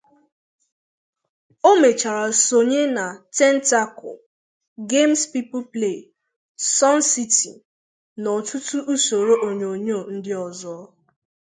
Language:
Igbo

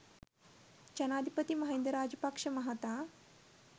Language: Sinhala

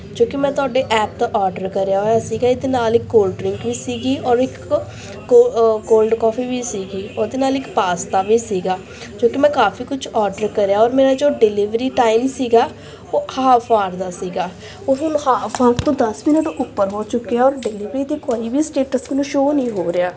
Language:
Punjabi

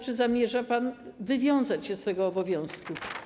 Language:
Polish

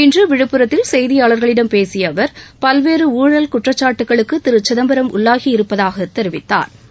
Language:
Tamil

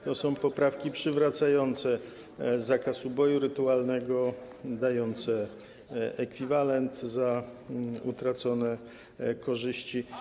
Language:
Polish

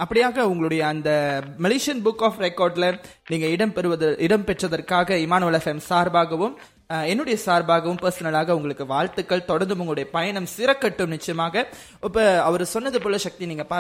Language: Tamil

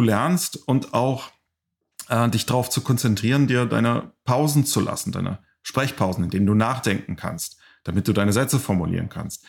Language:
German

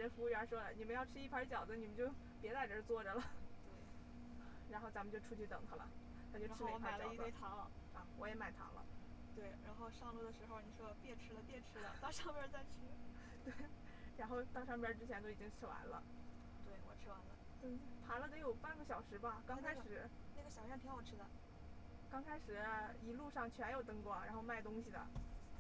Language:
Chinese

